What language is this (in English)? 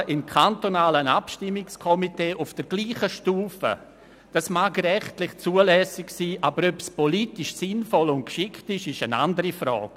Swiss German